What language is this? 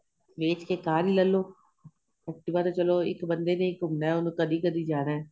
Punjabi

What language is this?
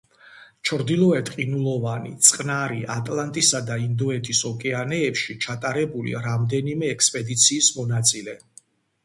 Georgian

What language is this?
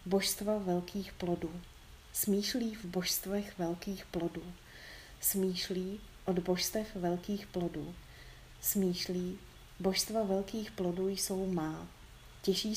Czech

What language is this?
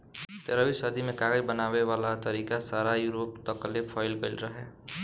Bhojpuri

